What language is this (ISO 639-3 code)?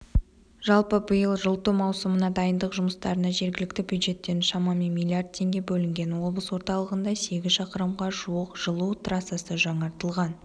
kaz